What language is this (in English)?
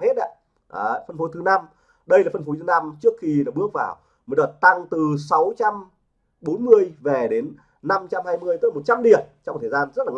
Vietnamese